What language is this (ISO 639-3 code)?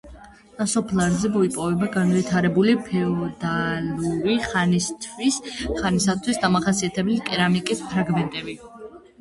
kat